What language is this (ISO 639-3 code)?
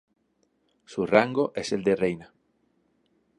spa